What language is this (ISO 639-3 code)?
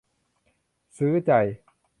tha